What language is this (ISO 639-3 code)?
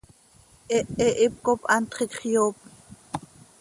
sei